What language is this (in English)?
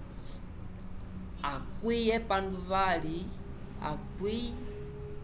Umbundu